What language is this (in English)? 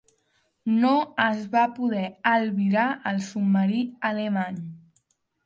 Catalan